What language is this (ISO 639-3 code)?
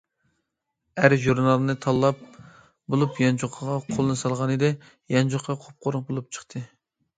uig